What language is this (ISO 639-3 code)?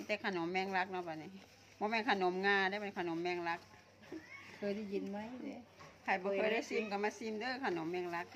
tha